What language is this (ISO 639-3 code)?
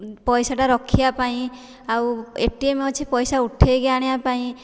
ori